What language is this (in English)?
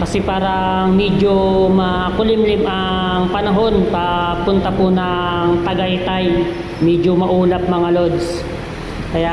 Filipino